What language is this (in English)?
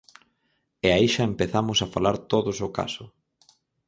Galician